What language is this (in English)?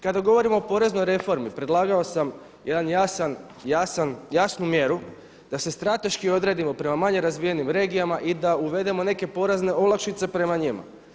Croatian